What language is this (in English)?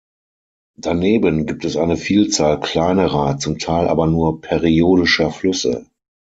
German